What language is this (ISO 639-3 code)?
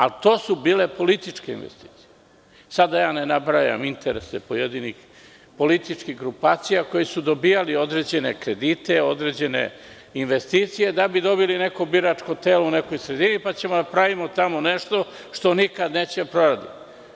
srp